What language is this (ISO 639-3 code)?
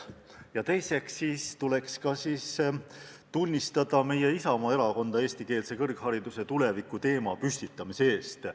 est